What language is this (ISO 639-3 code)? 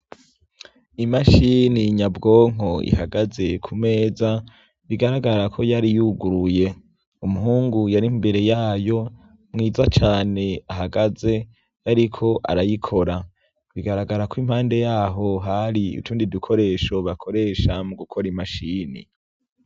run